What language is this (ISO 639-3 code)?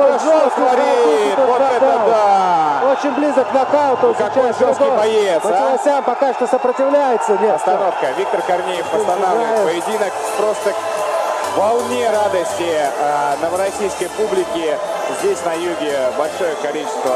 rus